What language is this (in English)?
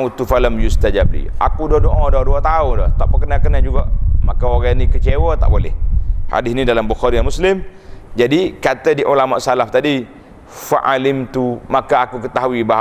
Malay